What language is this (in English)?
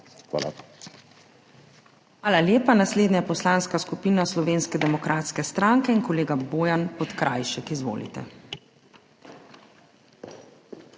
Slovenian